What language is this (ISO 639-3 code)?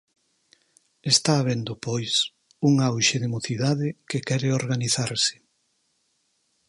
glg